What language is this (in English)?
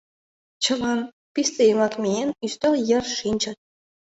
Mari